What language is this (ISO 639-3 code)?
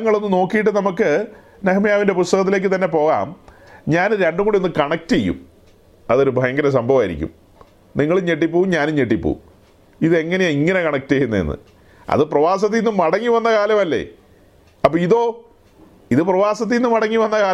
mal